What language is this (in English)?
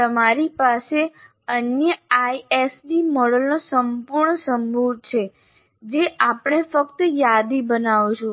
Gujarati